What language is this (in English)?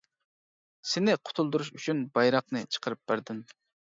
Uyghur